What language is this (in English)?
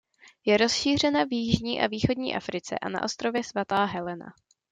Czech